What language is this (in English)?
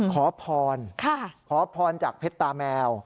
Thai